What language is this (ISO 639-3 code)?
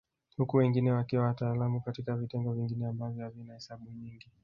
swa